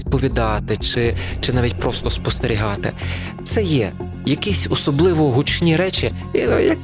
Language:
Ukrainian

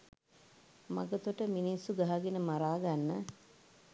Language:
Sinhala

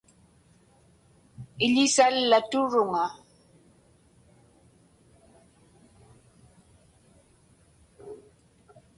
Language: Inupiaq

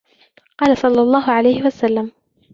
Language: Arabic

